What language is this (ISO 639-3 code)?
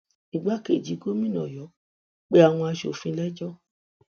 yor